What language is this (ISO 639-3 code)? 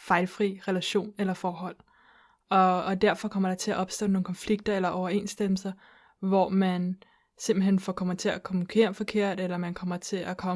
dan